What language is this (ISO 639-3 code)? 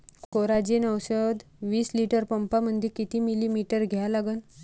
mar